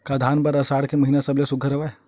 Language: Chhattisgarhi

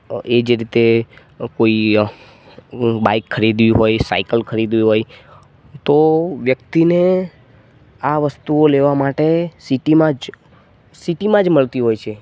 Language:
Gujarati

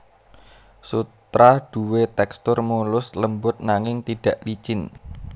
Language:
Javanese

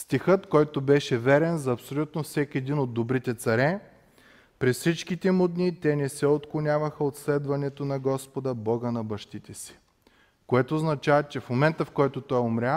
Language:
Bulgarian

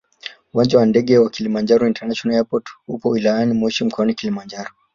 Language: Swahili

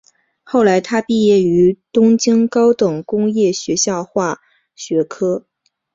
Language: Chinese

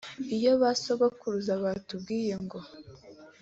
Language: Kinyarwanda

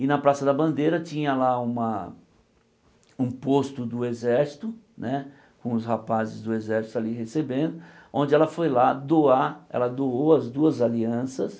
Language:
Portuguese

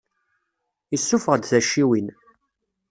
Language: Kabyle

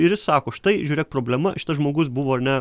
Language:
Lithuanian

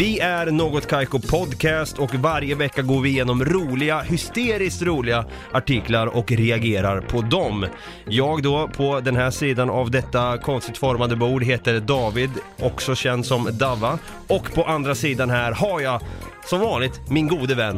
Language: Swedish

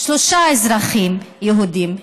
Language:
Hebrew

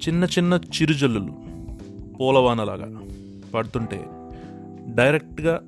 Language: Telugu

